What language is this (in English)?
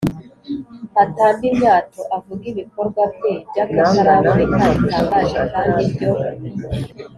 Kinyarwanda